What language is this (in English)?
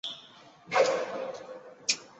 Chinese